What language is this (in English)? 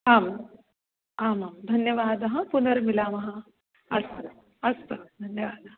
Sanskrit